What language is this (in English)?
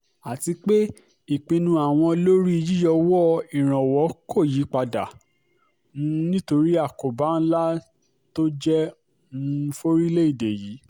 Yoruba